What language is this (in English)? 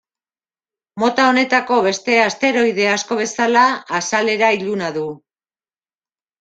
Basque